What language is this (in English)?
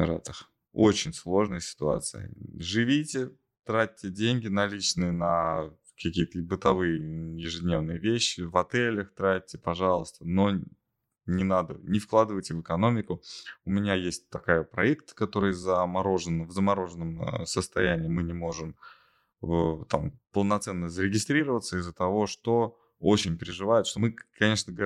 Russian